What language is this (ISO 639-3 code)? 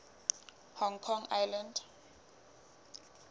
sot